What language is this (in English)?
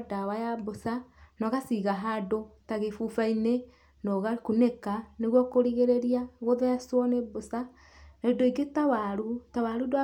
Kikuyu